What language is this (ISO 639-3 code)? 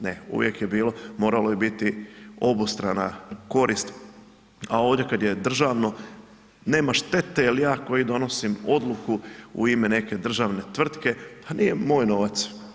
hrv